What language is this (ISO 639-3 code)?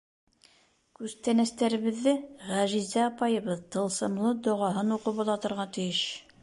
bak